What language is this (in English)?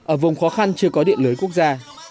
Vietnamese